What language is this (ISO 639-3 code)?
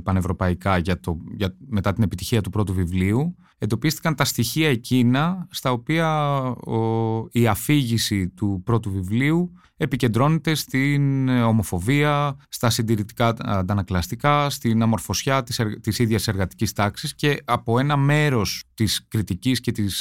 ell